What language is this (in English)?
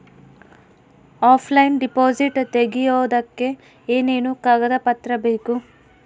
Kannada